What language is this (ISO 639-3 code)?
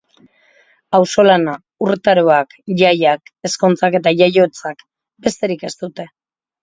eus